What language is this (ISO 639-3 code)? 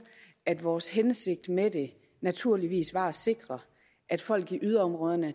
dan